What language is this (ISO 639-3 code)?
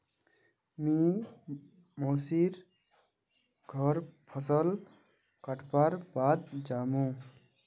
mag